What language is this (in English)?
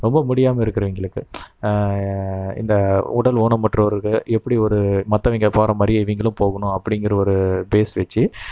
Tamil